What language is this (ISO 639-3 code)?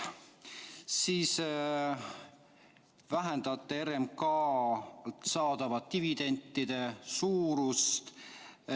est